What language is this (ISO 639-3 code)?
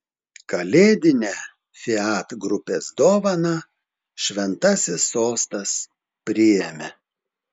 lit